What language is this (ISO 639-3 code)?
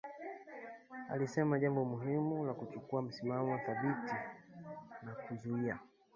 swa